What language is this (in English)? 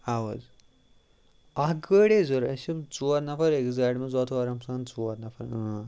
Kashmiri